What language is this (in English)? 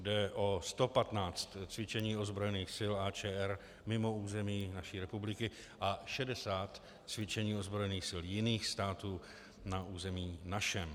Czech